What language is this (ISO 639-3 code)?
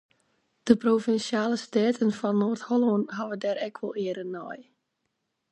fry